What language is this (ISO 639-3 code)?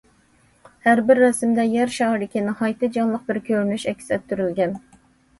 uig